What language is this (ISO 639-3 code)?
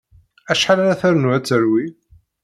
kab